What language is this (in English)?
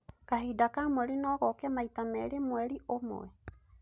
Kikuyu